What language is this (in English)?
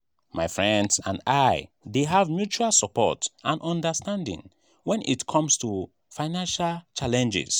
Nigerian Pidgin